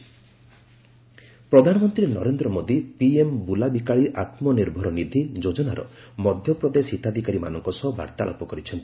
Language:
Odia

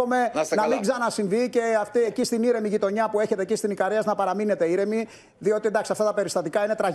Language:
Greek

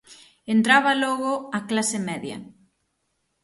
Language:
Galician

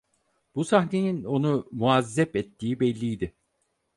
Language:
Turkish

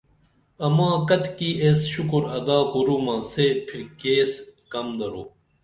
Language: Dameli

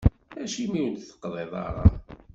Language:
Kabyle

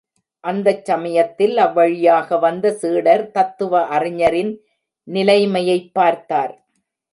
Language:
Tamil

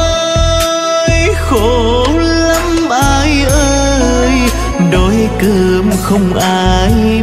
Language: Vietnamese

